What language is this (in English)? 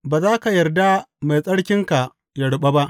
Hausa